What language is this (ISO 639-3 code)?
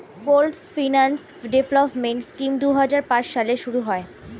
ben